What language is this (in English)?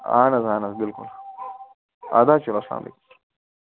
Kashmiri